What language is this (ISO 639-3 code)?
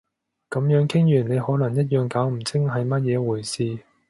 yue